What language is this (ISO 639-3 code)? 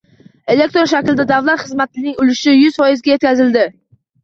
uzb